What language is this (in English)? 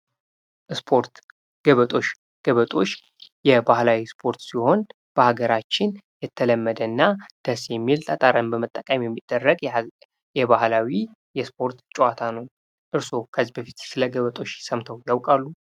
Amharic